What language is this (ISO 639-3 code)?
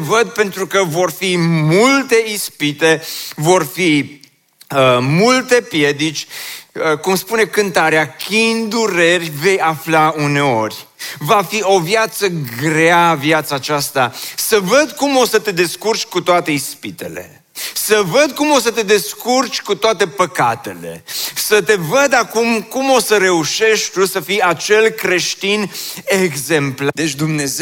ron